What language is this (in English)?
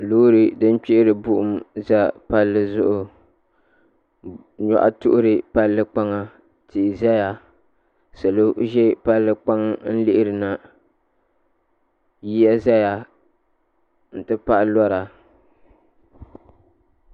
Dagbani